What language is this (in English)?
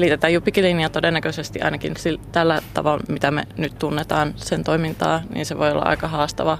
Finnish